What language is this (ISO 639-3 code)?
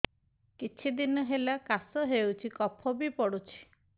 ori